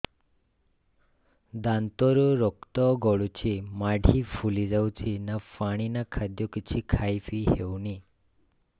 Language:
Odia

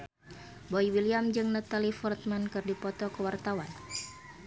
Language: Sundanese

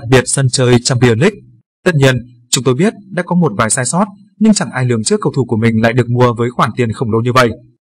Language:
Vietnamese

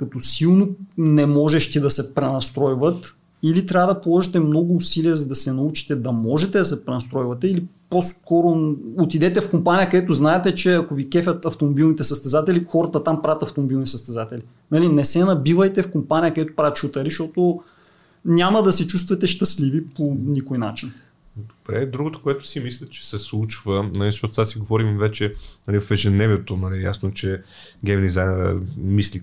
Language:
Bulgarian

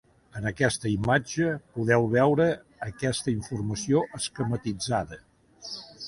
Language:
Catalan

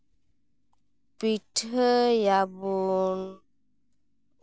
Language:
Santali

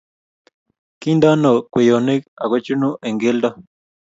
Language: Kalenjin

